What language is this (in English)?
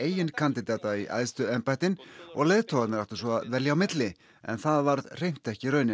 Icelandic